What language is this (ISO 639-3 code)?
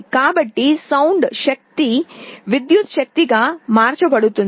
tel